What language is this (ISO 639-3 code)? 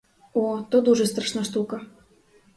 ukr